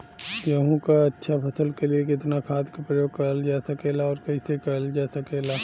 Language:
Bhojpuri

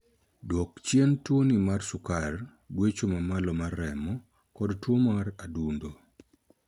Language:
Luo (Kenya and Tanzania)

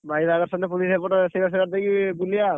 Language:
Odia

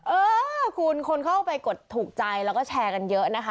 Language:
Thai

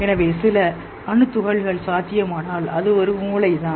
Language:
Tamil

